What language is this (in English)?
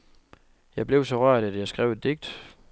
Danish